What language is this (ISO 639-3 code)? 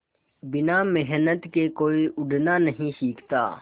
hin